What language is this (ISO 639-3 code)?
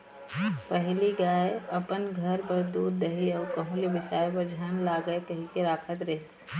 hne